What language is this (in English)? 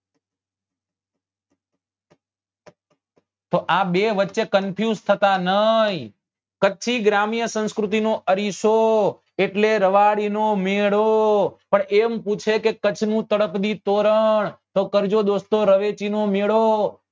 Gujarati